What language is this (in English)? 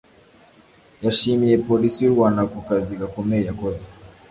Kinyarwanda